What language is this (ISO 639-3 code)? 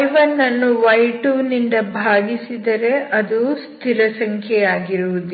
kan